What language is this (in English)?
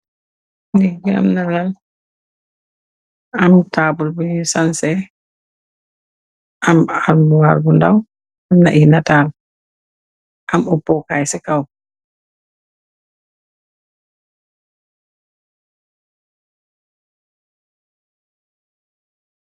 Wolof